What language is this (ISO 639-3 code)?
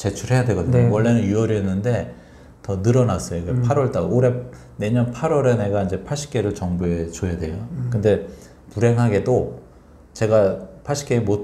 kor